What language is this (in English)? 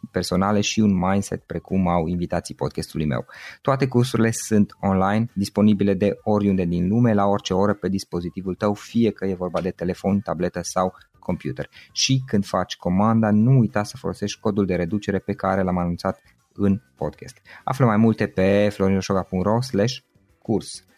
Romanian